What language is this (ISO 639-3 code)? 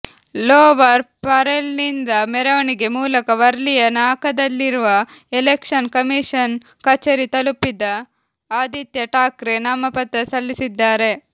kan